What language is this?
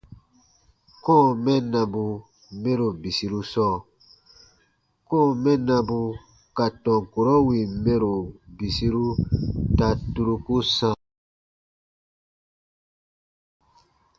Baatonum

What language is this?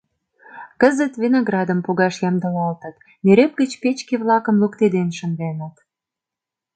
Mari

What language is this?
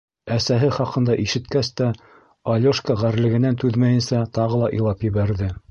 Bashkir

